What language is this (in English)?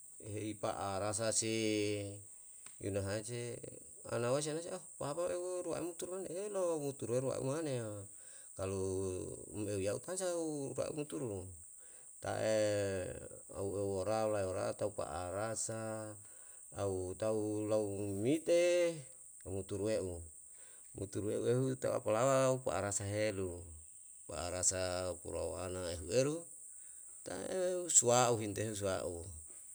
Yalahatan